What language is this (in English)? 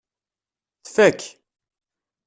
Kabyle